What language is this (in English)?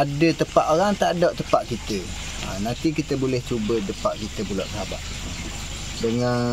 Malay